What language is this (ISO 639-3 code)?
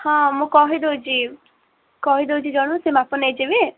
ori